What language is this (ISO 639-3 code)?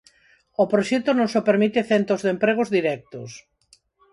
glg